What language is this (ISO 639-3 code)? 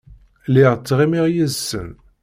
kab